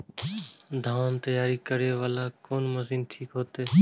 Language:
Maithili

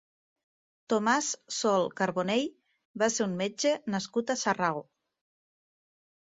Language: Catalan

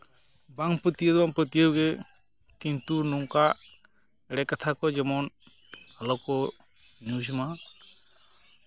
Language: Santali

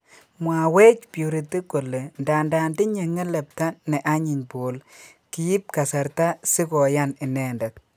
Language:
Kalenjin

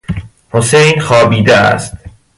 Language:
Persian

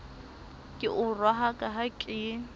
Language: Southern Sotho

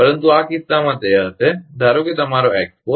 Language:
Gujarati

